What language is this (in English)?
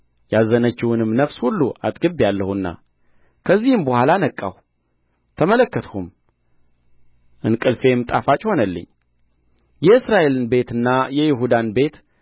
Amharic